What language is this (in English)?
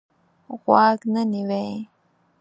Pashto